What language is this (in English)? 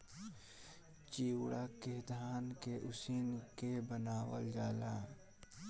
Bhojpuri